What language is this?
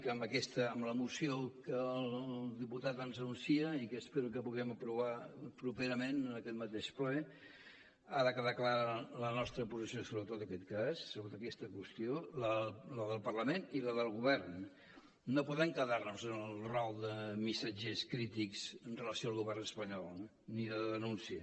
Catalan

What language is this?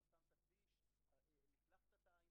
Hebrew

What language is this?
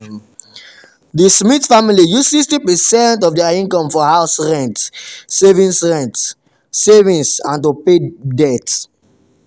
Nigerian Pidgin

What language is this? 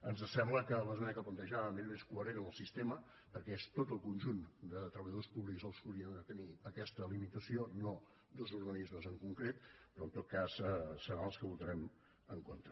Catalan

